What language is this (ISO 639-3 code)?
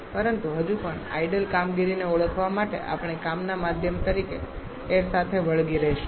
guj